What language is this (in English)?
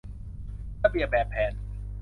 Thai